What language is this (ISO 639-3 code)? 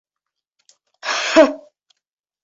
bak